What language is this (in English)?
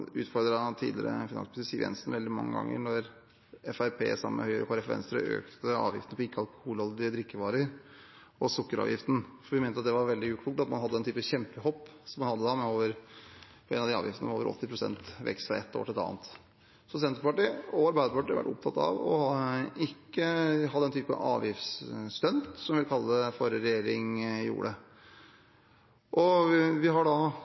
Norwegian Bokmål